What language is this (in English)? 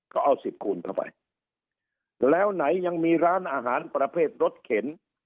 Thai